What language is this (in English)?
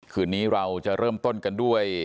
Thai